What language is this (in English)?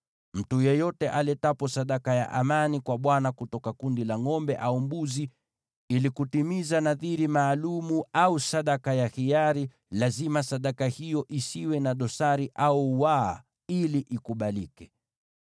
Swahili